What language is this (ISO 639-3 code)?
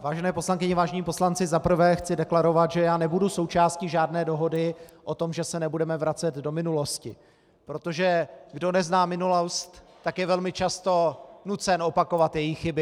ces